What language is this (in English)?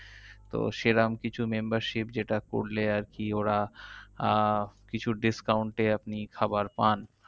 Bangla